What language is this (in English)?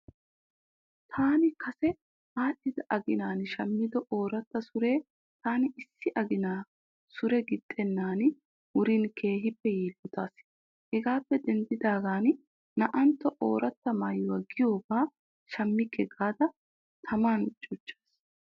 Wolaytta